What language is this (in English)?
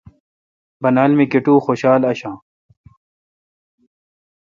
Kalkoti